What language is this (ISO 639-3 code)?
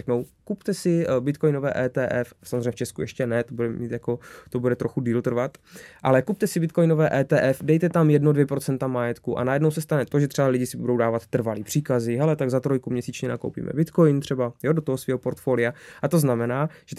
ces